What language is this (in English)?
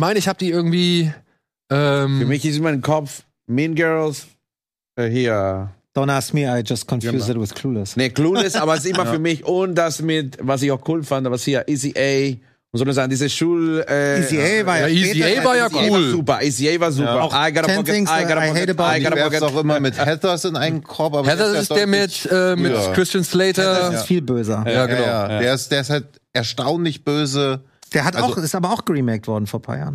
German